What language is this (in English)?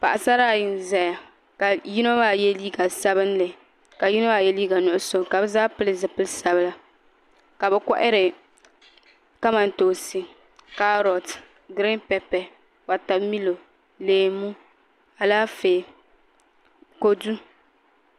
Dagbani